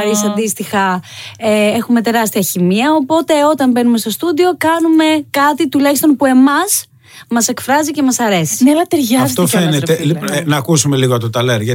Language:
Greek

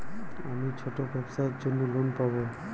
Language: Bangla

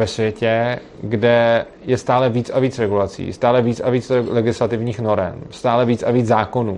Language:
Czech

